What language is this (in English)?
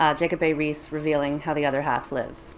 English